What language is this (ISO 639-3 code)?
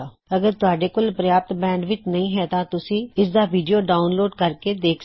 pan